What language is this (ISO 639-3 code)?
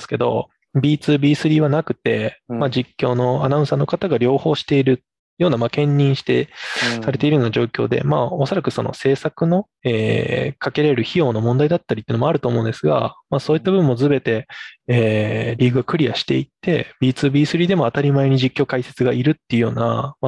jpn